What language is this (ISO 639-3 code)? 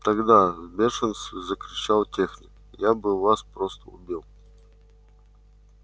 rus